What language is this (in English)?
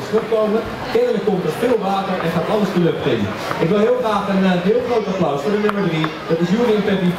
Dutch